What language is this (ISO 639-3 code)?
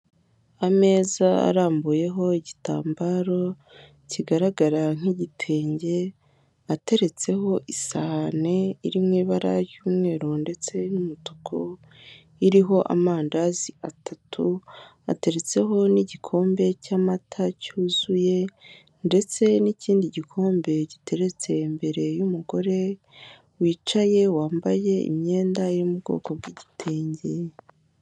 kin